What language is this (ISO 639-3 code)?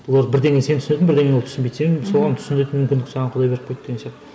kaz